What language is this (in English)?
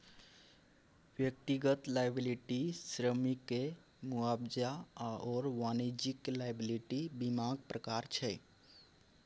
Maithili